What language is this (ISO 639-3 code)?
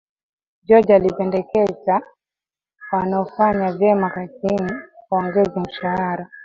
swa